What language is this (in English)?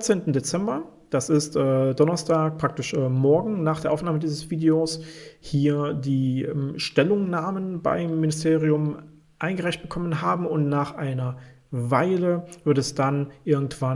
German